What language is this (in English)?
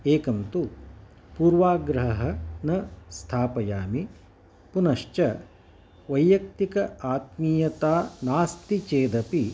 Sanskrit